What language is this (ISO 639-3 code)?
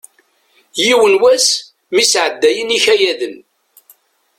kab